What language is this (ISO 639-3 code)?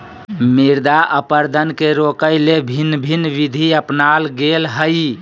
mag